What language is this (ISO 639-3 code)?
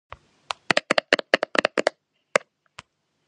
kat